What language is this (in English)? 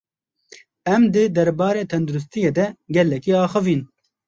Kurdish